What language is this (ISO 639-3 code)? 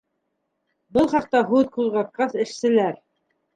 bak